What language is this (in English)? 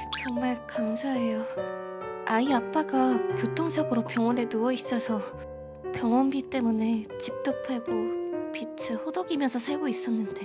Korean